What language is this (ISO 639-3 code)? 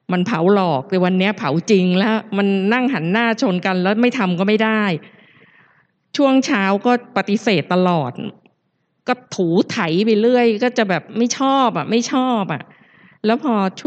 tha